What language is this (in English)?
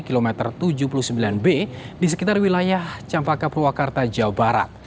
Indonesian